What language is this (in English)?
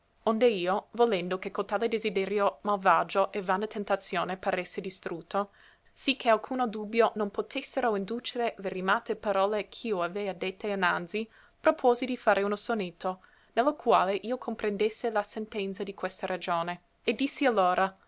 Italian